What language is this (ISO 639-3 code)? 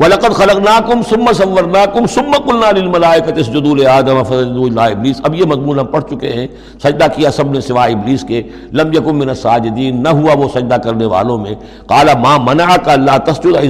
urd